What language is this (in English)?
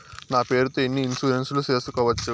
Telugu